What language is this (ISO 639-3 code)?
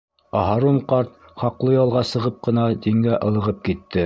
bak